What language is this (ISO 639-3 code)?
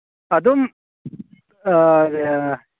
mni